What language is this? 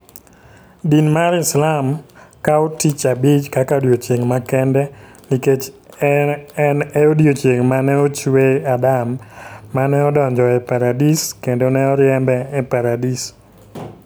Luo (Kenya and Tanzania)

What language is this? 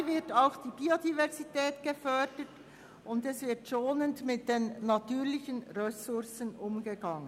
Swiss German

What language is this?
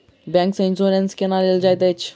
Maithili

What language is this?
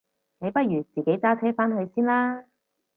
Cantonese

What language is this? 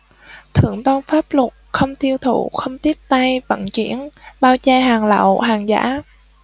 Vietnamese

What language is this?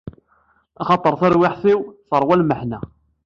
Kabyle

